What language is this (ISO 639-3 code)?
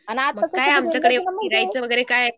mar